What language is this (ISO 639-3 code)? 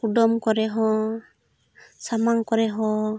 sat